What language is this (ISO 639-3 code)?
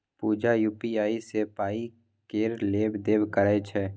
mai